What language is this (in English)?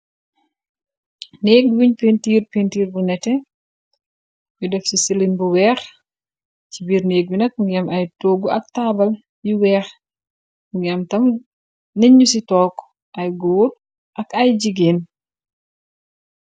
Wolof